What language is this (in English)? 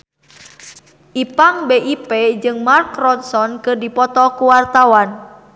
Sundanese